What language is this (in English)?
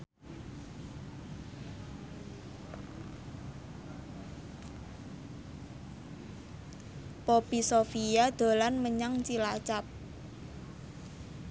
Javanese